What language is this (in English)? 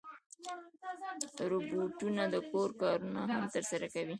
Pashto